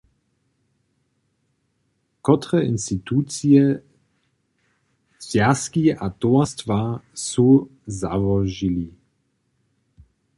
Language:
Upper Sorbian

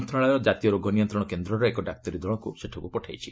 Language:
Odia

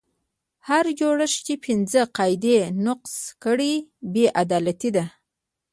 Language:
Pashto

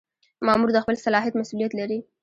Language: Pashto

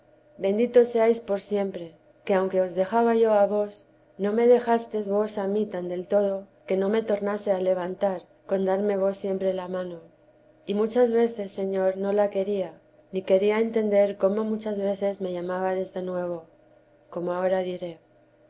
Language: Spanish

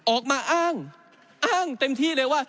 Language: Thai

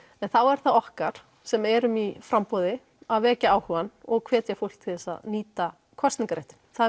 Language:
Icelandic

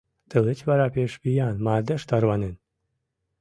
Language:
Mari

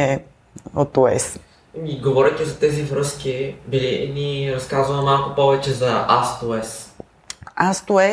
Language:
Bulgarian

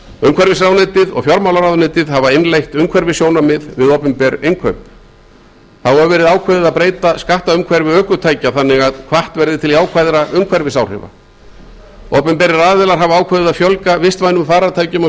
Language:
Icelandic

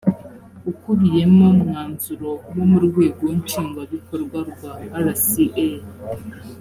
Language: Kinyarwanda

